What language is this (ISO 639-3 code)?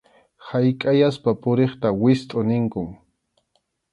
qxu